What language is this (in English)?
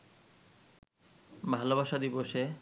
Bangla